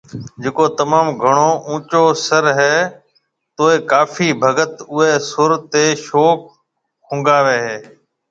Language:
Marwari (Pakistan)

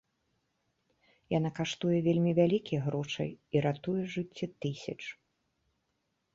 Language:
Belarusian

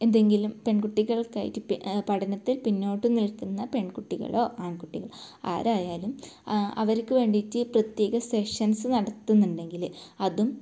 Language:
Malayalam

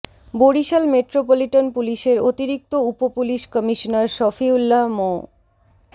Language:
Bangla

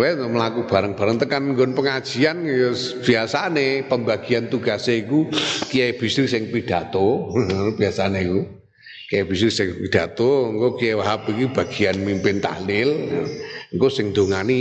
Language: Indonesian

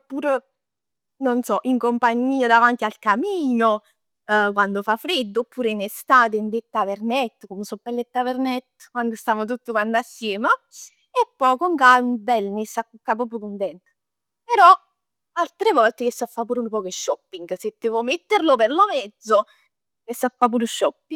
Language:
Neapolitan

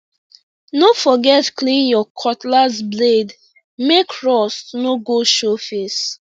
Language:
Nigerian Pidgin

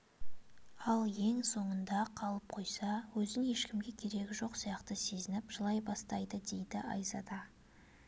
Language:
Kazakh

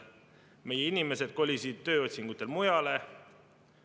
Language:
Estonian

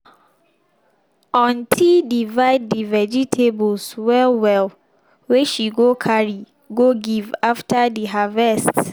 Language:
Nigerian Pidgin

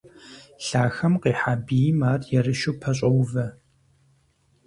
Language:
Kabardian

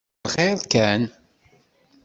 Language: Kabyle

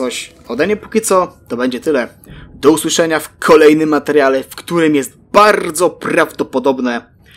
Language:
Polish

